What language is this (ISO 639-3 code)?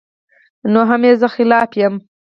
pus